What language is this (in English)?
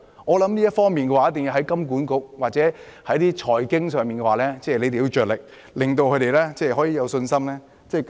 Cantonese